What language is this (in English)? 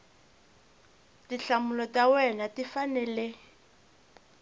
Tsonga